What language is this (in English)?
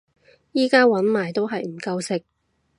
Cantonese